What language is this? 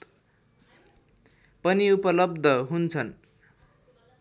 Nepali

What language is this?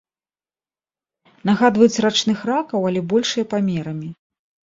Belarusian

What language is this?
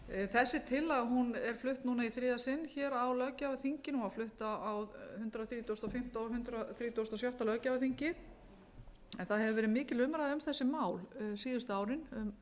Icelandic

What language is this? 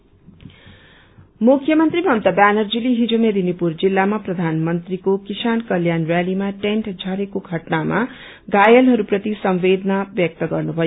Nepali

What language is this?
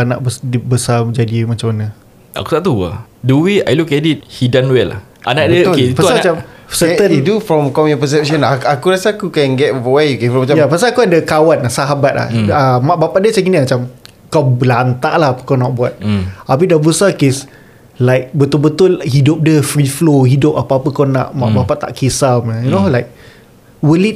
Malay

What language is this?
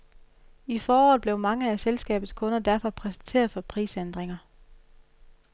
Danish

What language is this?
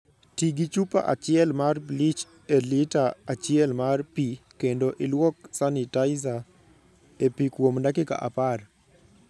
Luo (Kenya and Tanzania)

